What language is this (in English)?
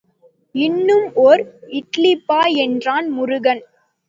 Tamil